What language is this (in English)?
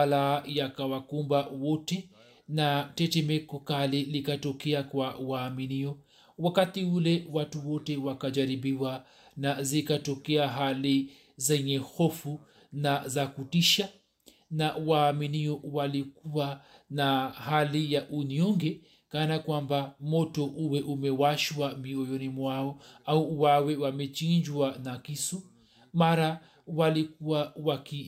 Swahili